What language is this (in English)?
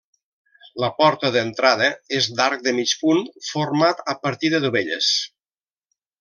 Catalan